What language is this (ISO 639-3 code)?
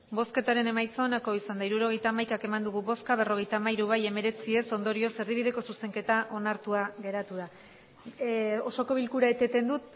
eus